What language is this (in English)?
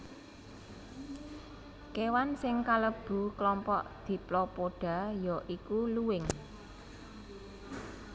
Javanese